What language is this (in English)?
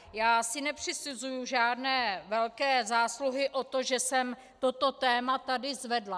Czech